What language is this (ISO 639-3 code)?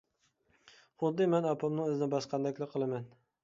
uig